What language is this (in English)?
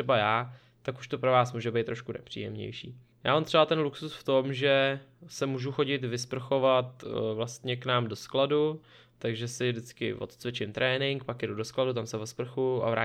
Czech